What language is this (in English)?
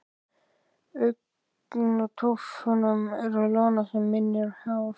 Icelandic